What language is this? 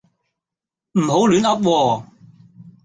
Cantonese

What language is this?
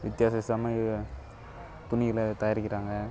Tamil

